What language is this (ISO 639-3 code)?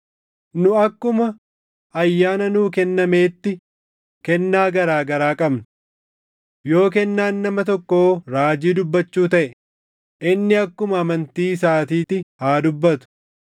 orm